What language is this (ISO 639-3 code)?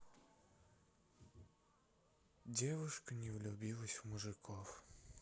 rus